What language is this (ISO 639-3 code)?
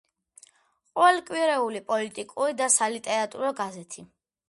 kat